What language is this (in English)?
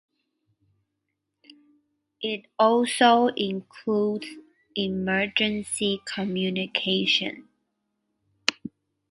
English